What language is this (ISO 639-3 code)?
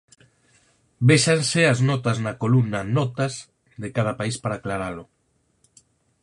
glg